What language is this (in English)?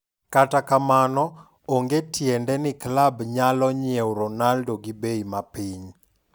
Luo (Kenya and Tanzania)